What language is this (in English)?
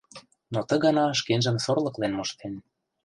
Mari